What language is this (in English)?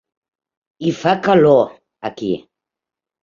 Catalan